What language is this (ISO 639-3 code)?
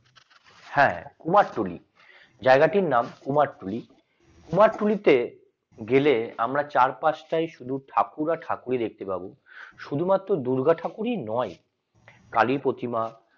ben